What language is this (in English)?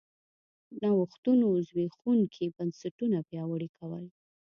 Pashto